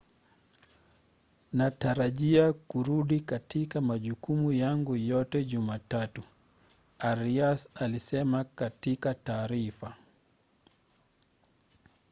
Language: Swahili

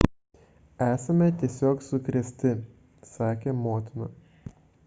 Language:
Lithuanian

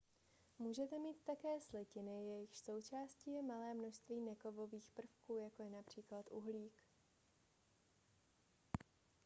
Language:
Czech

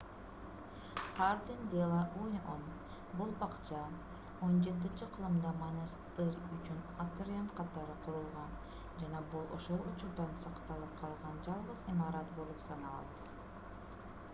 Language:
Kyrgyz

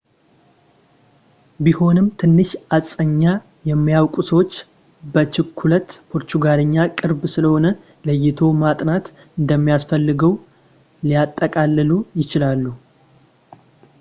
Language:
Amharic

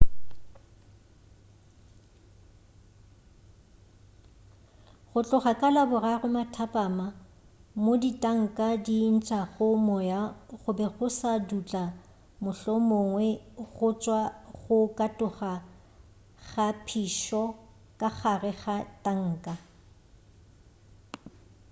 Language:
Northern Sotho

